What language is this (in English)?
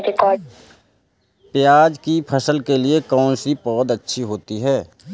Hindi